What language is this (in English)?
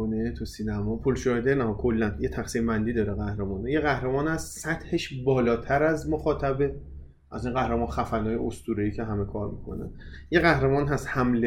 Persian